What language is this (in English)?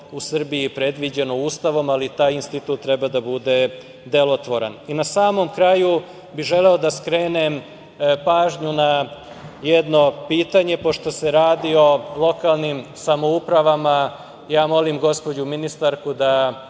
Serbian